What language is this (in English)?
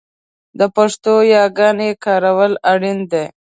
Pashto